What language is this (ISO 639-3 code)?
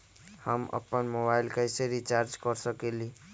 mag